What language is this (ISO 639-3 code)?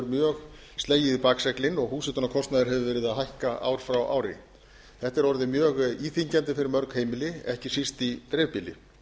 isl